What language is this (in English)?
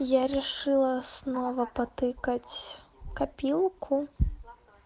Russian